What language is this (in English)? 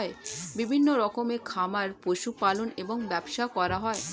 Bangla